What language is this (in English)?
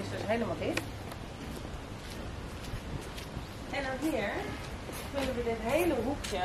Dutch